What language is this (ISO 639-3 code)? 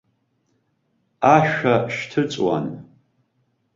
abk